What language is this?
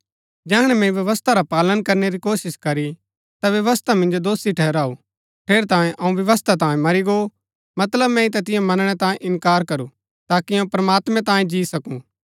Gaddi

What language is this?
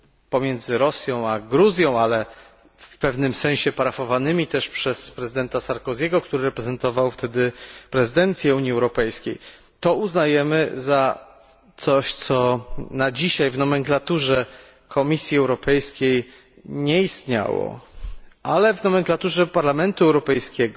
Polish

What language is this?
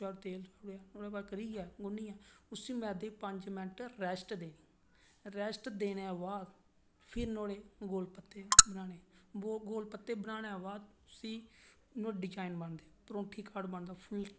Dogri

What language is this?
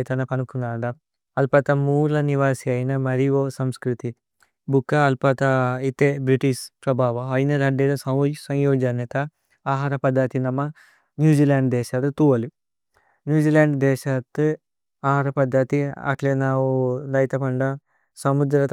Tulu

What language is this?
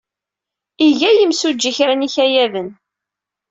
Kabyle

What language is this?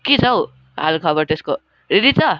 Nepali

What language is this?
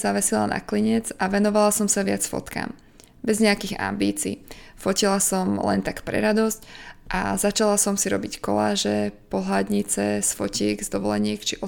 Slovak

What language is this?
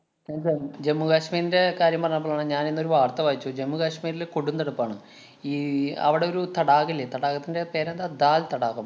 Malayalam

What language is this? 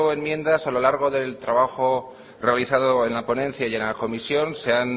Spanish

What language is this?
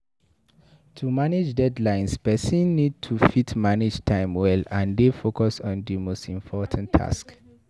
Nigerian Pidgin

